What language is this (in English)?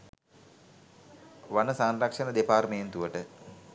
Sinhala